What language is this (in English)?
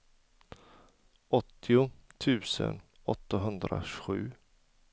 Swedish